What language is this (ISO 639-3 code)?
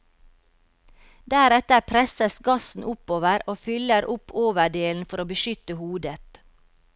nor